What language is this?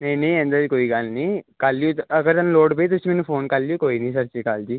Punjabi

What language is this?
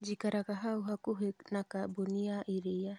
Kikuyu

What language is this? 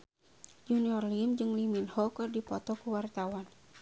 Sundanese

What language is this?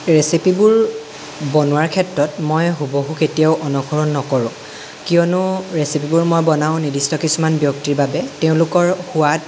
Assamese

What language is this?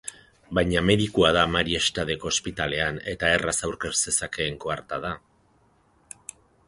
Basque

